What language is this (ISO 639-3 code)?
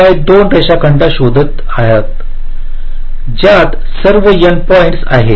mar